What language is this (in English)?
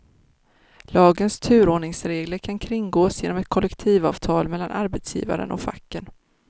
Swedish